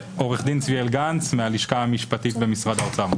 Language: Hebrew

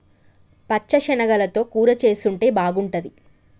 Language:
Telugu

